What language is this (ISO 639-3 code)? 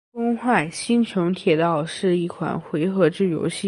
zho